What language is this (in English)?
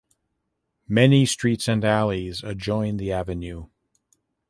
English